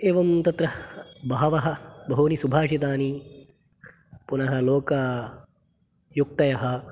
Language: Sanskrit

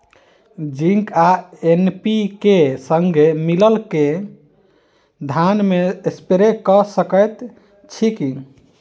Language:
Maithili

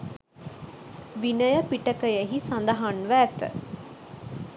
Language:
Sinhala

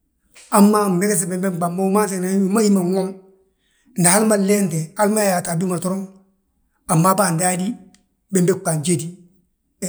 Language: Balanta-Ganja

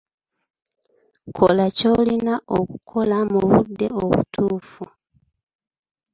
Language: Ganda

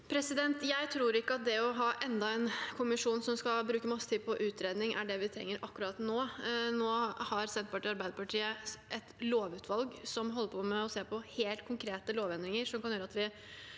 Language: Norwegian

